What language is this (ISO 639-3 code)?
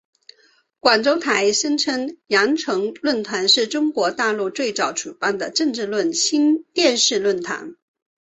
zho